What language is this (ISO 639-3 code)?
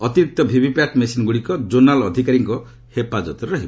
ori